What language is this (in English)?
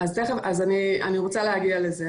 Hebrew